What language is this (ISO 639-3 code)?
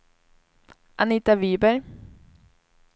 swe